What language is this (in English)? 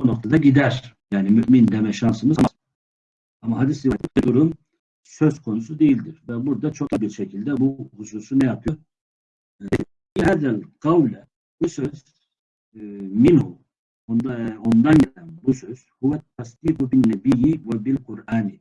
Turkish